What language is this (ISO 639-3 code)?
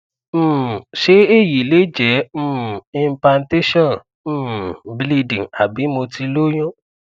yor